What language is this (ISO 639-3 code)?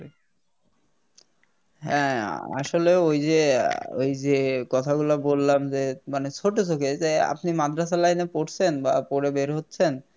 ben